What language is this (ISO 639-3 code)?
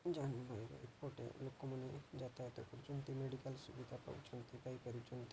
ori